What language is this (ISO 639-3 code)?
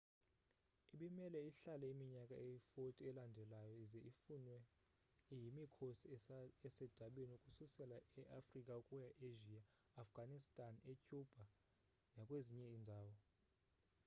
xho